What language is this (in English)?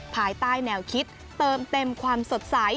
Thai